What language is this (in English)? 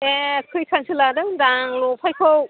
Bodo